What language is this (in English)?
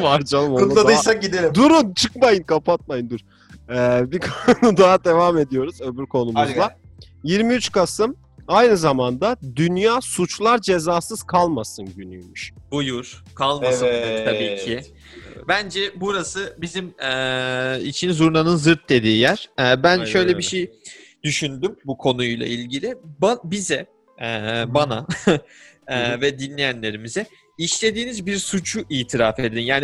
Turkish